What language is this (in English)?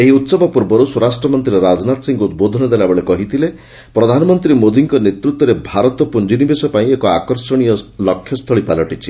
Odia